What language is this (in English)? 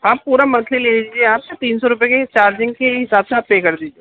Urdu